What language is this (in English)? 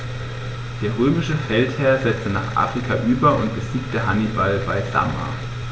German